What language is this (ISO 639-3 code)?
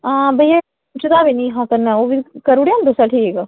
doi